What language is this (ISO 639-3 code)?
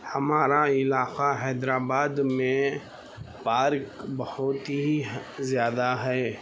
urd